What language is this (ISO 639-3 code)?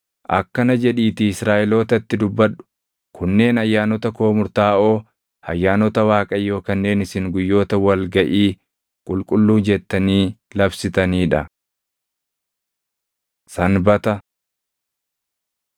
orm